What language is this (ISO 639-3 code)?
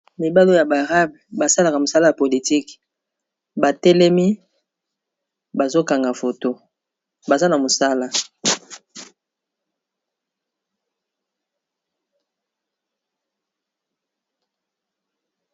lin